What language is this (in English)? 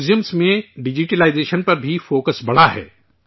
Urdu